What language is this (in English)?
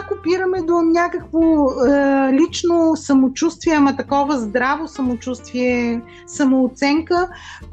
Bulgarian